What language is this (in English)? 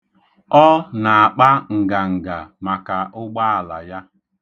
Igbo